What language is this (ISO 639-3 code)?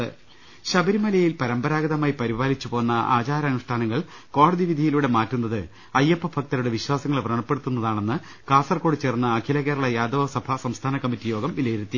mal